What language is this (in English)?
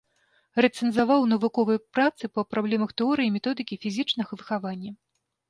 Belarusian